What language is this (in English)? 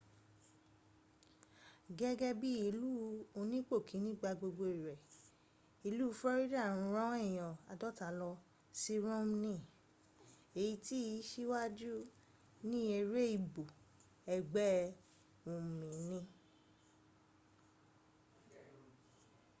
Yoruba